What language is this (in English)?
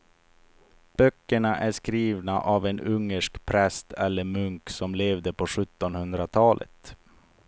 Swedish